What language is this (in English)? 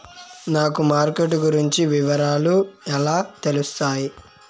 Telugu